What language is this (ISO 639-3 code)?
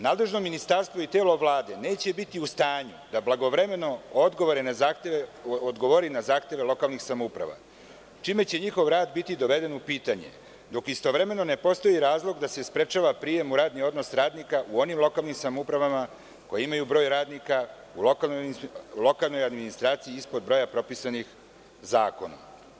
srp